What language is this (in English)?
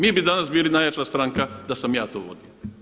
Croatian